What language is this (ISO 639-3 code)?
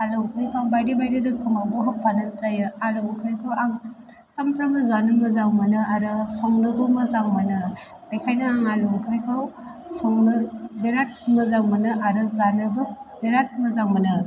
brx